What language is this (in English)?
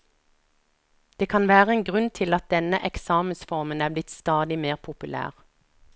Norwegian